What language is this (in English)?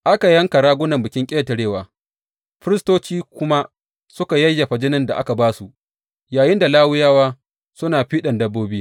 Hausa